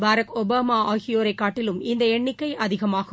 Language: Tamil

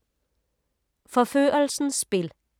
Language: Danish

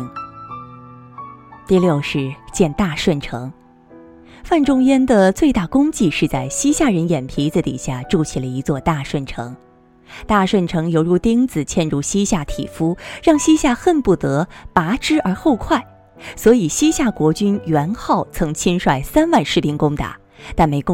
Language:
Chinese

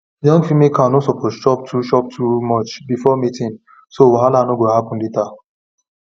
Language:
Nigerian Pidgin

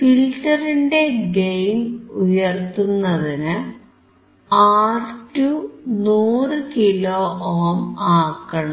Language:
Malayalam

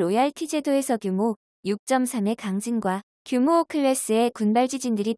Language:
Korean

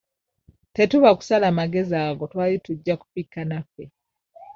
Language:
Ganda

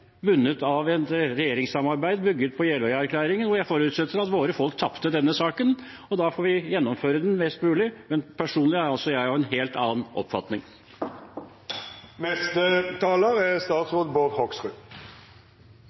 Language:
Norwegian Bokmål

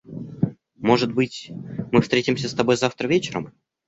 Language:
Russian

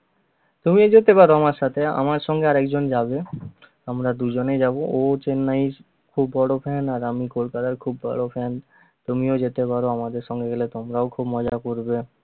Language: Bangla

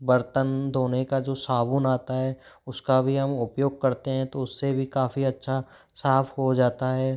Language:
Hindi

